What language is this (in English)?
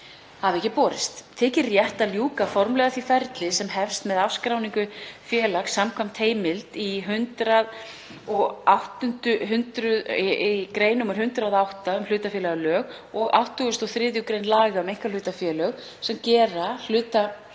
Icelandic